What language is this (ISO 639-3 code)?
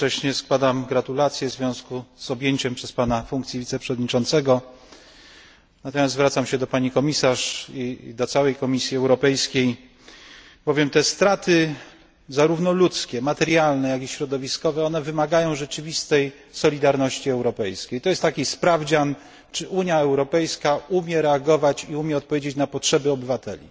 pol